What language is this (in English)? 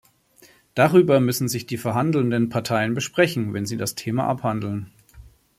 German